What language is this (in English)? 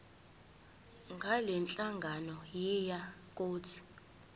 Zulu